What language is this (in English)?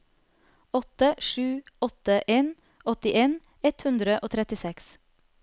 Norwegian